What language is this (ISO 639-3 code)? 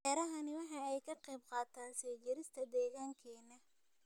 som